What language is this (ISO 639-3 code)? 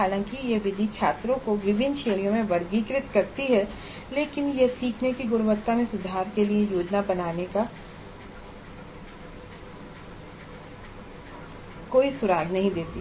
hin